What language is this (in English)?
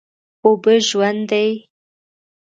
Pashto